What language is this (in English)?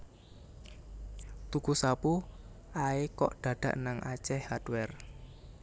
Javanese